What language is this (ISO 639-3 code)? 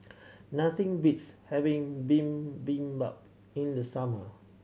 eng